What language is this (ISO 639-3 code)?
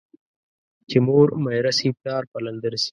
pus